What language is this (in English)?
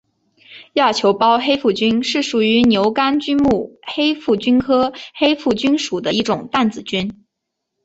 Chinese